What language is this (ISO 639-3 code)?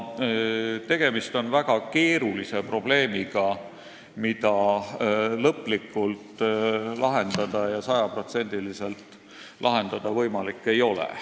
est